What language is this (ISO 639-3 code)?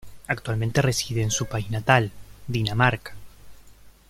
spa